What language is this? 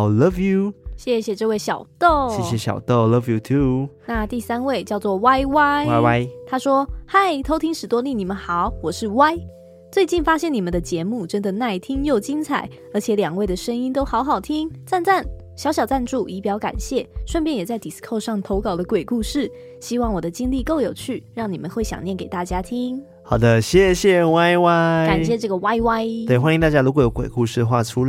Chinese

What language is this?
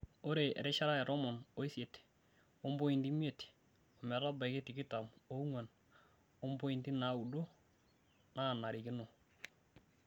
Masai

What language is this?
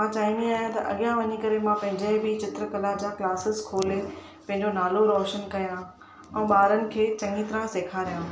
Sindhi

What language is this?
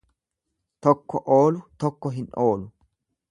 Oromo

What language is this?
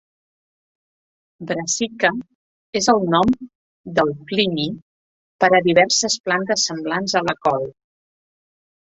Catalan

